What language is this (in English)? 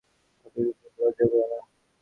Bangla